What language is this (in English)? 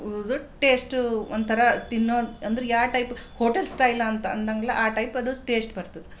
Kannada